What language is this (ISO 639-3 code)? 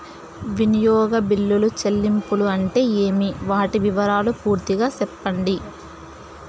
tel